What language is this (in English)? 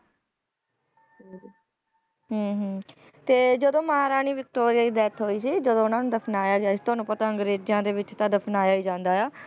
Punjabi